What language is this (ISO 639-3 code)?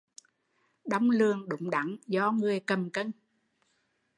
vie